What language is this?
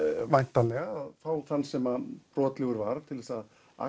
Icelandic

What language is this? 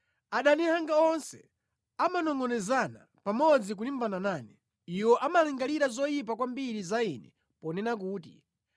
Nyanja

